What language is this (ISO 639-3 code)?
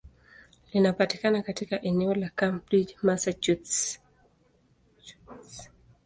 swa